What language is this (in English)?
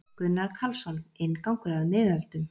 Icelandic